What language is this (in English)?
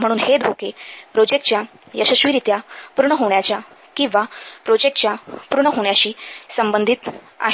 Marathi